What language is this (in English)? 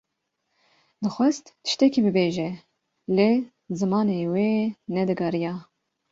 Kurdish